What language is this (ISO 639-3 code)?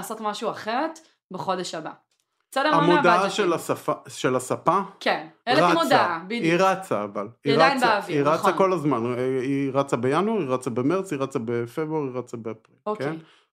heb